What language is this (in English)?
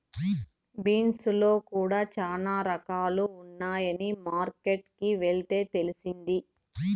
Telugu